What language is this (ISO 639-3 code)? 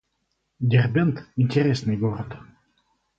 rus